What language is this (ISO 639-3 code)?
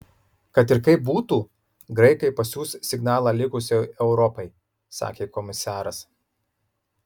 lit